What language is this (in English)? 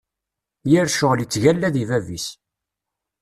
Kabyle